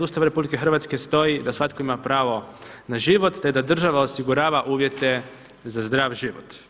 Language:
Croatian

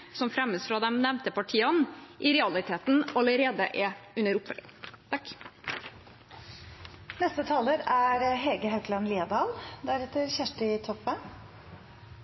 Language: Norwegian Bokmål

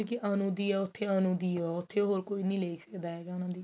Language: Punjabi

